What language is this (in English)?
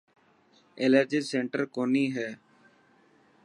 Dhatki